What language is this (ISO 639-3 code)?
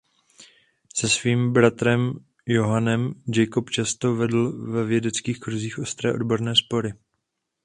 ces